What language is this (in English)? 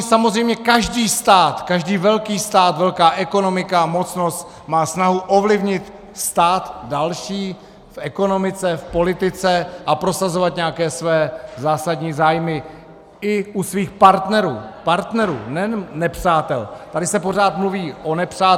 Czech